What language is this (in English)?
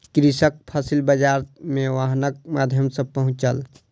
Maithili